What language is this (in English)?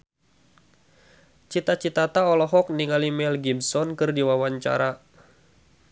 Sundanese